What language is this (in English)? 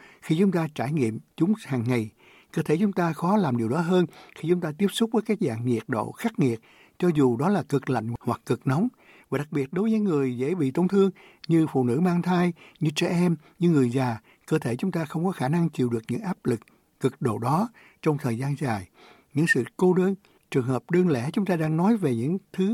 Vietnamese